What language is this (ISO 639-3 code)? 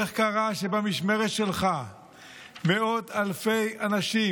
heb